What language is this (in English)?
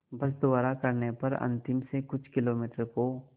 Hindi